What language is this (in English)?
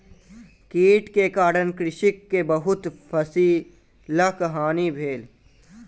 Maithili